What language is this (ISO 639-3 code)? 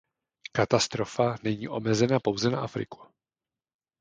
ces